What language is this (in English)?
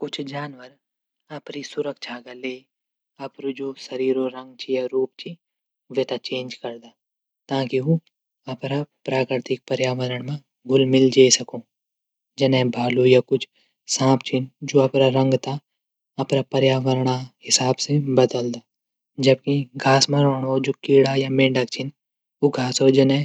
Garhwali